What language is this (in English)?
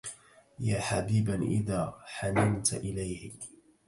Arabic